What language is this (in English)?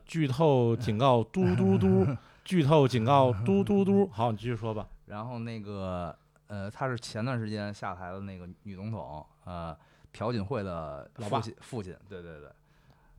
Chinese